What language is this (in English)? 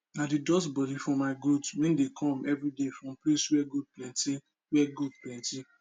Nigerian Pidgin